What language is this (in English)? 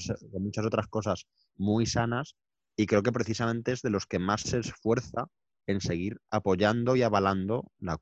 Spanish